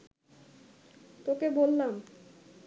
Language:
Bangla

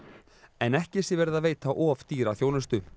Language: Icelandic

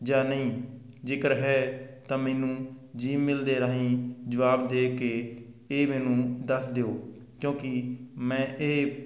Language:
Punjabi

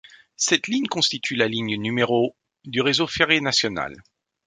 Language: French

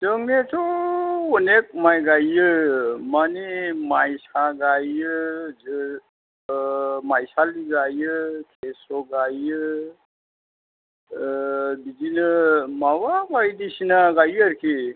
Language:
Bodo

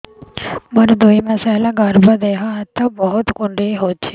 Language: Odia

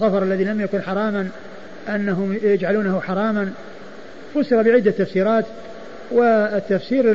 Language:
Arabic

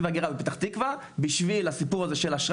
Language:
Hebrew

